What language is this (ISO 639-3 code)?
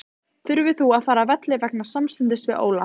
isl